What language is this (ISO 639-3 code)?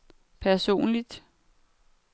dan